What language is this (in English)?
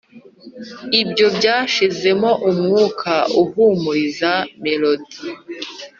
Kinyarwanda